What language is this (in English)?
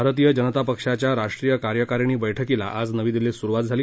Marathi